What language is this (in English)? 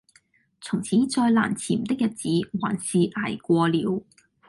Cantonese